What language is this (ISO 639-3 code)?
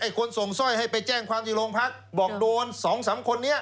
tha